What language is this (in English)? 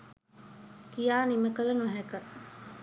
Sinhala